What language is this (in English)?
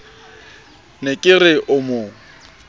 Southern Sotho